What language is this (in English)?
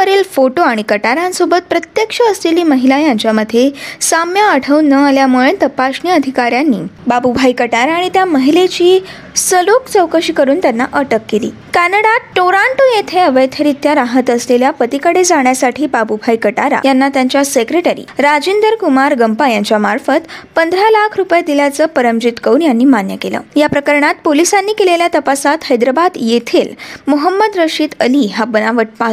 Marathi